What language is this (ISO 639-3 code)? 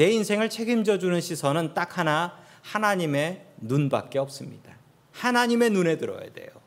kor